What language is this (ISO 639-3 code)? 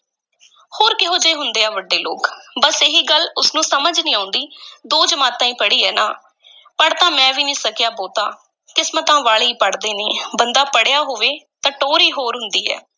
pan